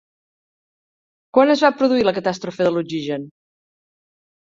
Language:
Catalan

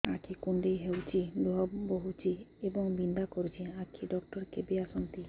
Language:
Odia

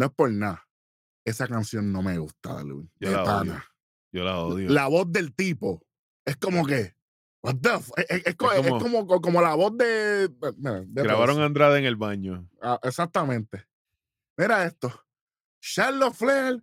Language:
Spanish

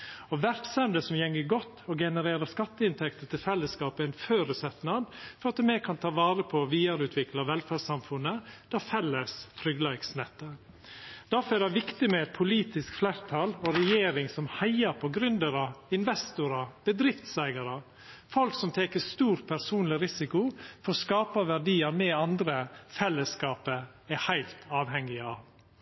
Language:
Norwegian Nynorsk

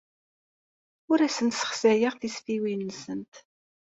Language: Kabyle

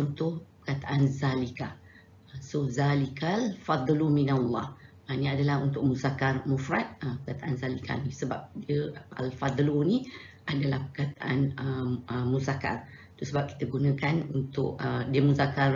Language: Malay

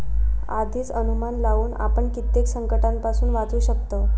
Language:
Marathi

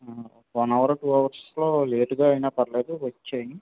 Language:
Telugu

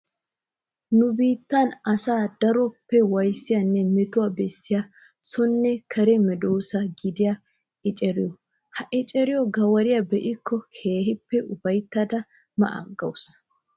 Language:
Wolaytta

